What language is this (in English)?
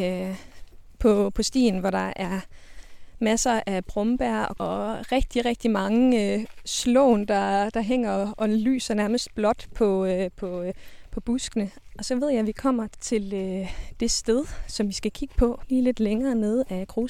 Danish